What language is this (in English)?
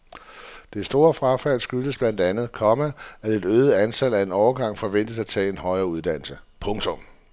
Danish